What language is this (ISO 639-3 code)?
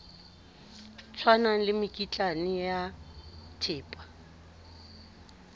sot